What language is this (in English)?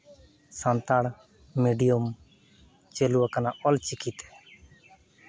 Santali